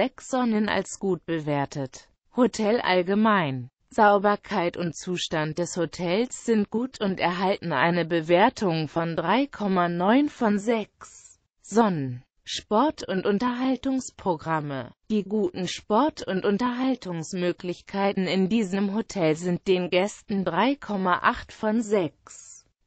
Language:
German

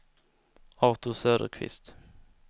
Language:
Swedish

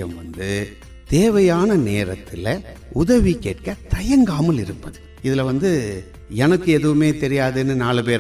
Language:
Tamil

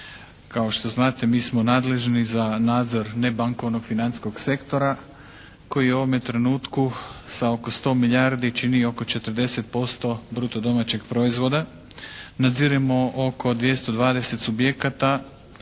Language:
Croatian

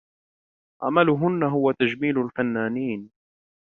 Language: Arabic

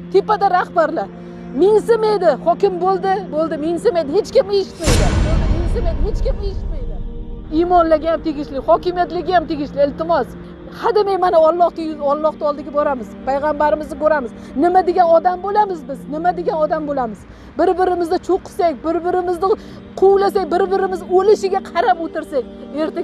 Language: Uzbek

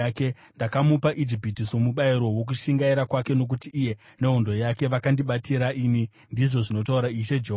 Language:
Shona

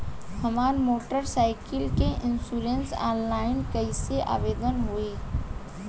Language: Bhojpuri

